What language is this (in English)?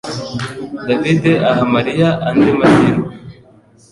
Kinyarwanda